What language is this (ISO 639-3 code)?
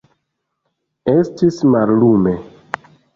epo